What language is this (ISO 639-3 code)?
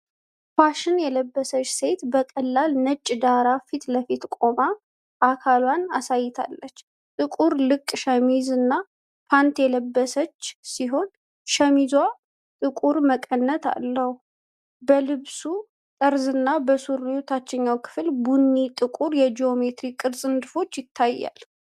amh